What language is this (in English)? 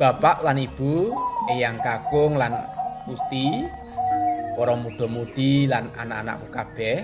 Indonesian